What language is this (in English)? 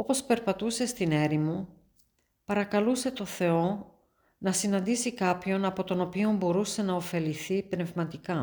Greek